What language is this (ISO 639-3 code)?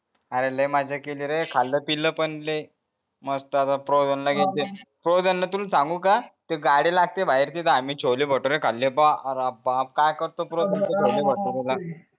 mar